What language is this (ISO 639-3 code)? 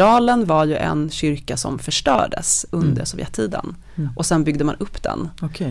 swe